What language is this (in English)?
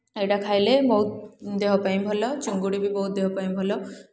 Odia